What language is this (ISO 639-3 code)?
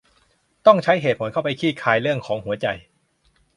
tha